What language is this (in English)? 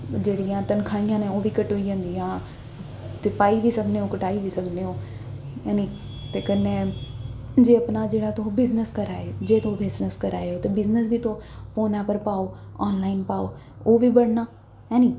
Dogri